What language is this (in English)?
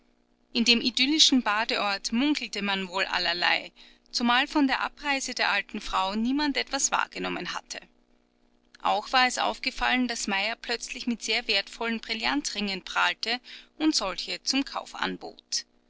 German